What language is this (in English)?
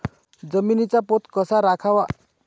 Marathi